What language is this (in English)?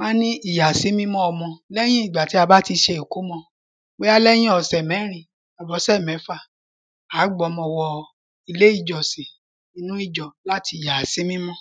Yoruba